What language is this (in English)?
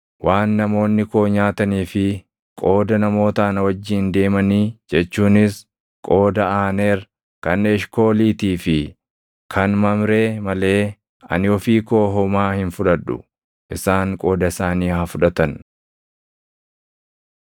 Oromo